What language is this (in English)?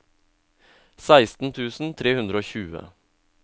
Norwegian